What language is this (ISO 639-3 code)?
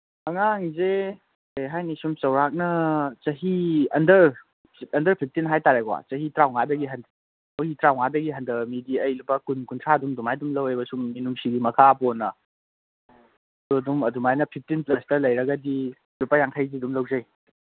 mni